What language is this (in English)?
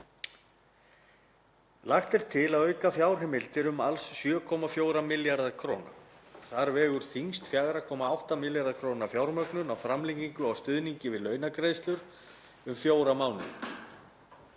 Icelandic